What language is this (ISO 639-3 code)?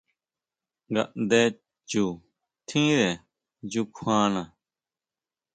mau